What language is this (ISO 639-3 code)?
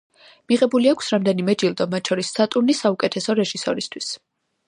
kat